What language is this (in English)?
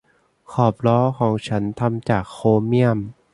Thai